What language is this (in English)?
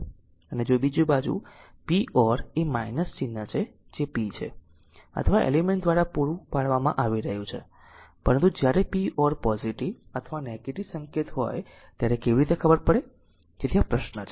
Gujarati